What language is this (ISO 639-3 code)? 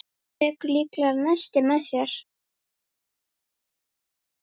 isl